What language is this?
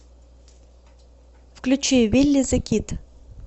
Russian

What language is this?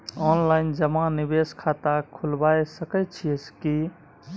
Maithili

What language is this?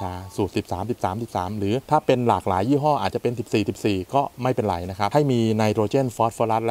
Thai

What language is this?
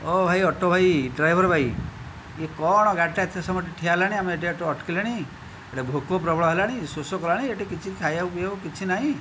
Odia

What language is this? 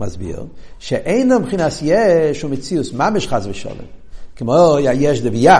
Hebrew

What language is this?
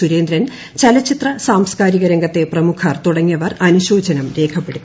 Malayalam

